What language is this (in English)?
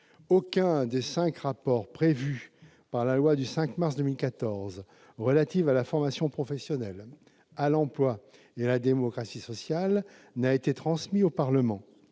French